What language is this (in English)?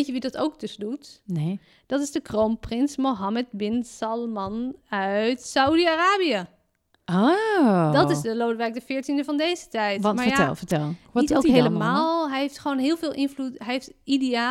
Dutch